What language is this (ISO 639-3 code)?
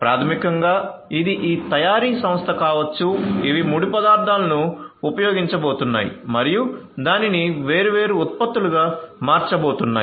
tel